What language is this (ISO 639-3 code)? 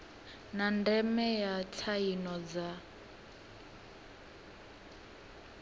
ven